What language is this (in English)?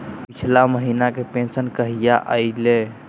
Magahi